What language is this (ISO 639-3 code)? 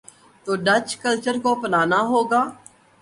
urd